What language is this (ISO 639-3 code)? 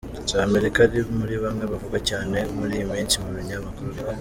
kin